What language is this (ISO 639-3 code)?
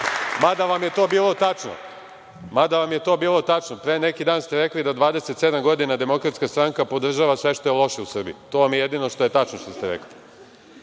srp